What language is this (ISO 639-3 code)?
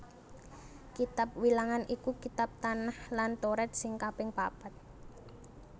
jav